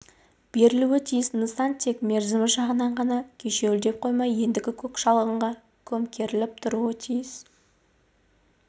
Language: Kazakh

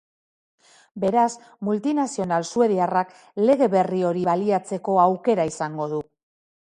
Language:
Basque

